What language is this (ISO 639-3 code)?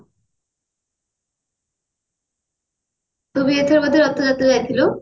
ori